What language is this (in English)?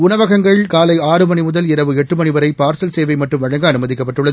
Tamil